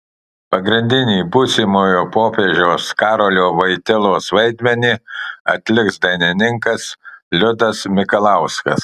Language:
Lithuanian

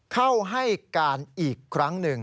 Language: Thai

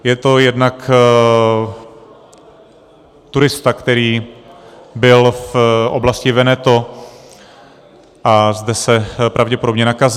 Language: Czech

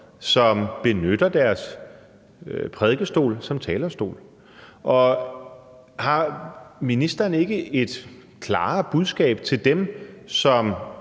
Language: Danish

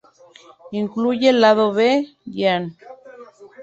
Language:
Spanish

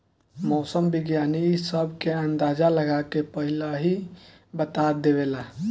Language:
Bhojpuri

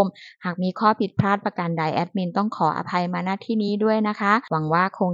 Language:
Thai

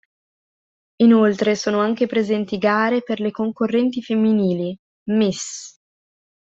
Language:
Italian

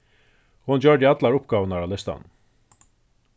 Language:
Faroese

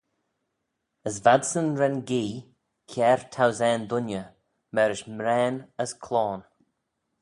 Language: Manx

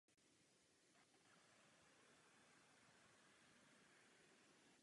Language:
Czech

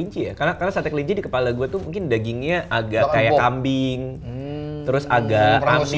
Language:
Indonesian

